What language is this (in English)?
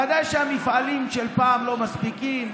Hebrew